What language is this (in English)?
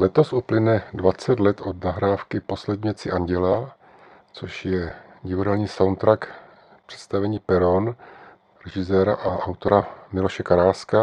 Czech